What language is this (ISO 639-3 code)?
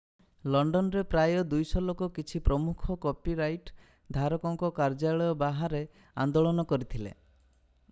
ori